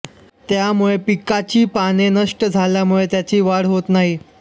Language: Marathi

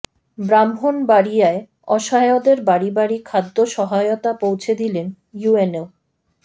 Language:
Bangla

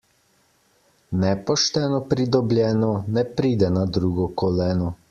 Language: Slovenian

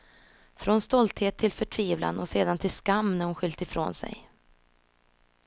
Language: Swedish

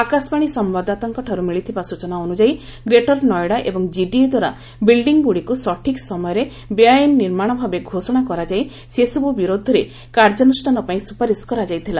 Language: Odia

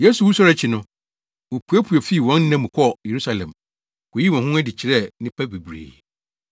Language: Akan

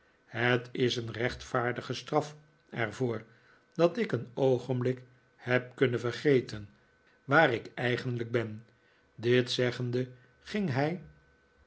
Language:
Dutch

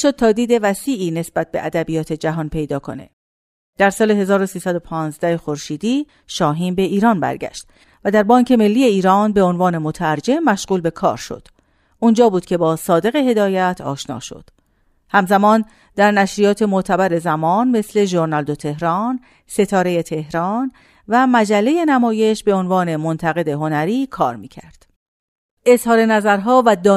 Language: Persian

